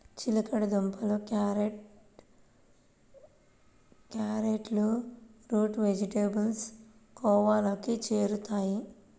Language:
Telugu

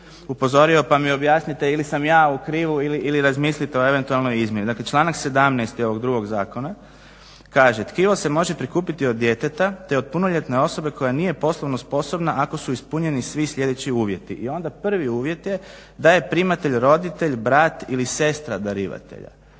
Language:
Croatian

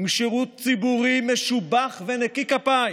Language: Hebrew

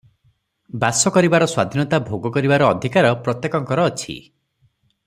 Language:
Odia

